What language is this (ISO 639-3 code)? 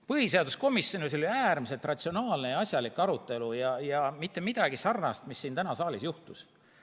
est